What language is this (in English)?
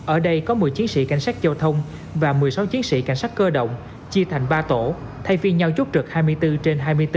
Vietnamese